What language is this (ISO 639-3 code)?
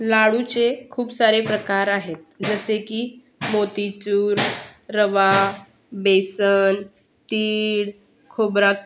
mar